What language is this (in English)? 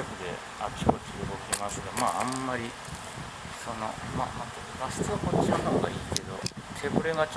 Japanese